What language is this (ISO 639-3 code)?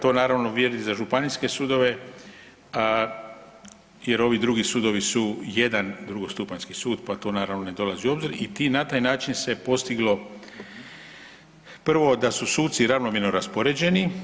hrv